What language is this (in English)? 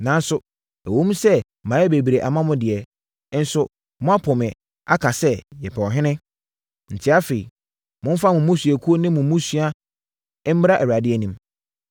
Akan